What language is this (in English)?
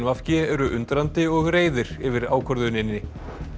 Icelandic